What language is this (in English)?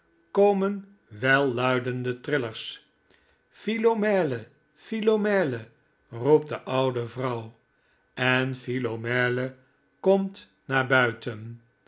Dutch